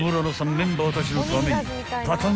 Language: Japanese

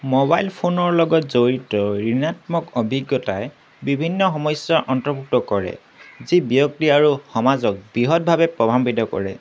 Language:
Assamese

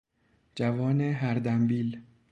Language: Persian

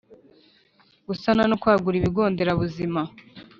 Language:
Kinyarwanda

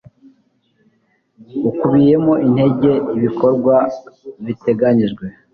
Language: Kinyarwanda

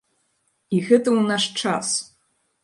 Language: Belarusian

